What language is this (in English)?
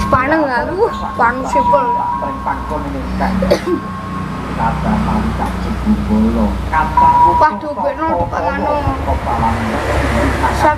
Indonesian